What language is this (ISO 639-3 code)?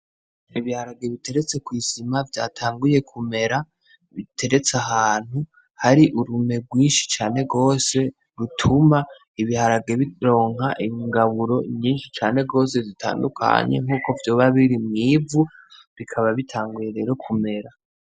run